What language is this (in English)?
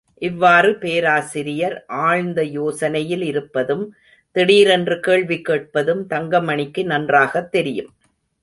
Tamil